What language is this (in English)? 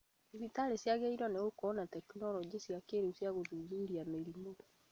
Kikuyu